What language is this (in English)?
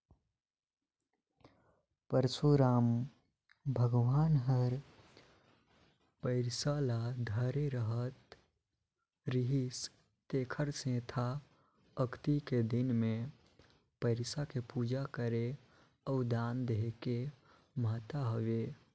Chhattisgarhi